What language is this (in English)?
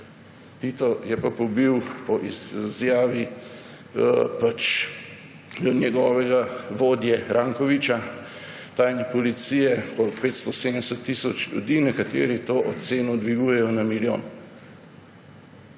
Slovenian